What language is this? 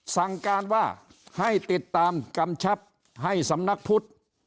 Thai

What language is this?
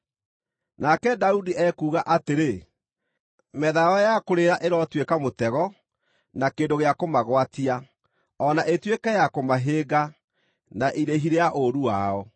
Kikuyu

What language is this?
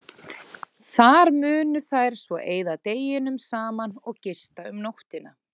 Icelandic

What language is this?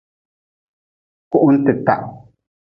Nawdm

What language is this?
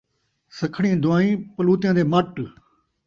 Saraiki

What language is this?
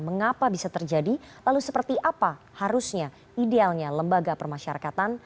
Indonesian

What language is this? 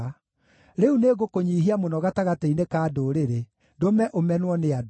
Kikuyu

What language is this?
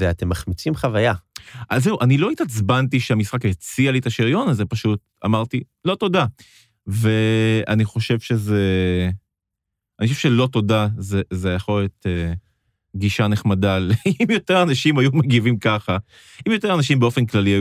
Hebrew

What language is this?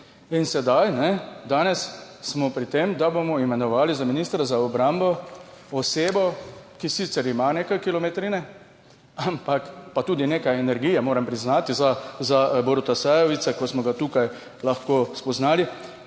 Slovenian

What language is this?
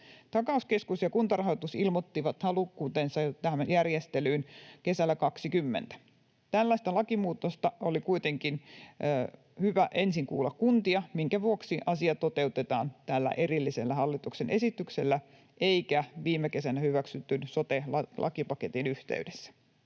Finnish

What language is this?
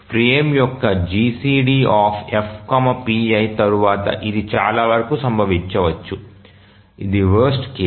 Telugu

